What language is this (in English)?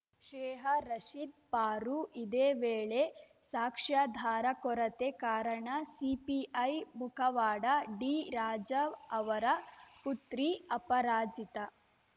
Kannada